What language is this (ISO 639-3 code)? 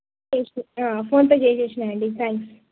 tel